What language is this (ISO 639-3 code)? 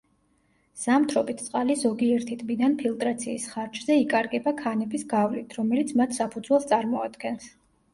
kat